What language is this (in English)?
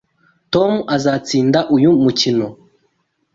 Kinyarwanda